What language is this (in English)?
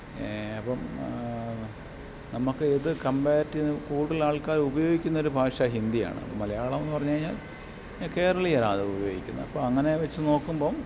Malayalam